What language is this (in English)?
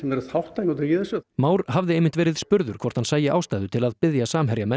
Icelandic